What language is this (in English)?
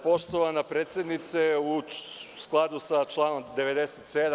Serbian